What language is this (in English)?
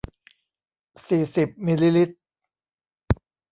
Thai